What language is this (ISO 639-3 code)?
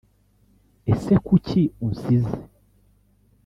kin